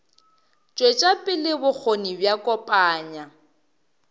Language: Northern Sotho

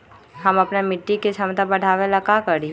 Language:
Magahi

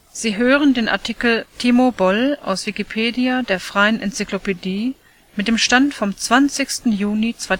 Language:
German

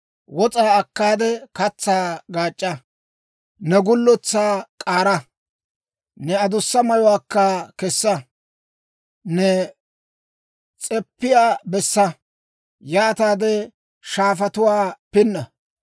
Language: Dawro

